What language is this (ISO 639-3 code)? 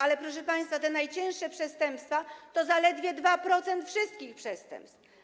pol